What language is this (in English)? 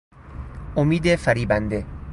Persian